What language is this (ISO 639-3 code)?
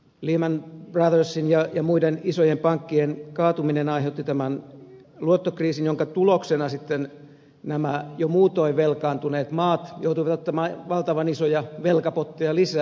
fin